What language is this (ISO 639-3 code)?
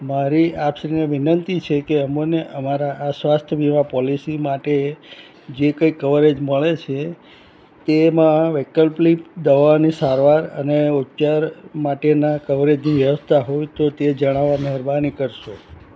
guj